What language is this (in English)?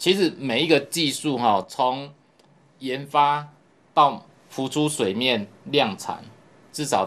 Chinese